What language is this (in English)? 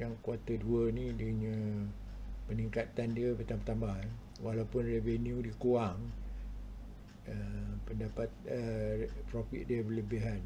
Malay